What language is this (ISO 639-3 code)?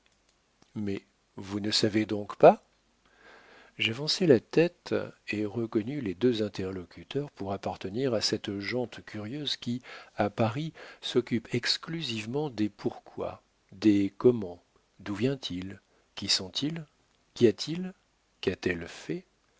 fra